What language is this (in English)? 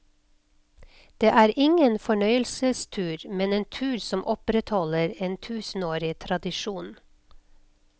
Norwegian